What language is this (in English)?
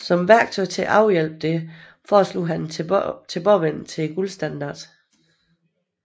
Danish